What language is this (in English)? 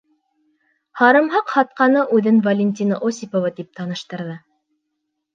Bashkir